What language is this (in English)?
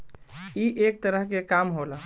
Bhojpuri